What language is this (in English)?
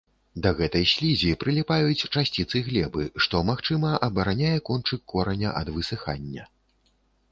Belarusian